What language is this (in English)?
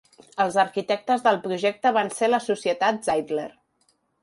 Catalan